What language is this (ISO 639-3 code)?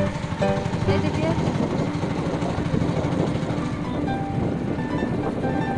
hin